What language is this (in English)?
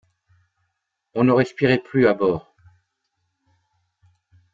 French